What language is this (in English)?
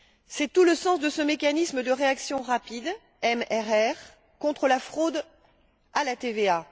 French